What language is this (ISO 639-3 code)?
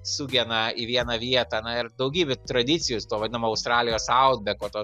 lit